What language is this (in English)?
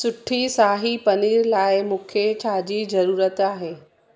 Sindhi